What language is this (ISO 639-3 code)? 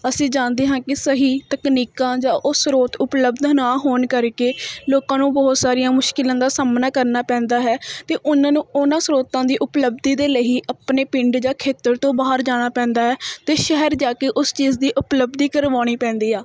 pan